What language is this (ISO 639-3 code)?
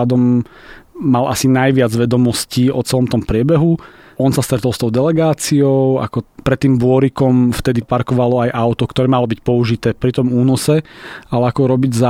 slk